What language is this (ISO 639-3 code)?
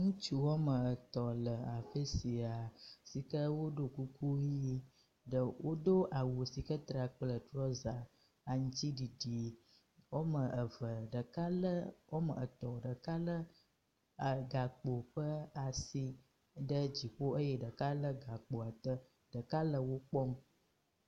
ewe